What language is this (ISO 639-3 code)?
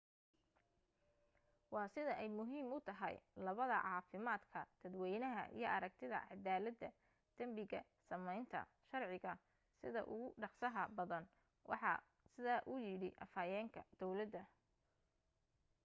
som